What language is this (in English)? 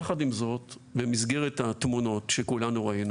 Hebrew